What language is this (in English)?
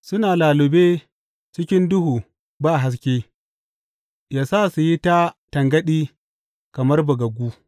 Hausa